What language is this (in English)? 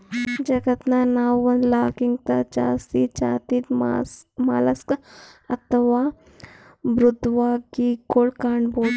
Kannada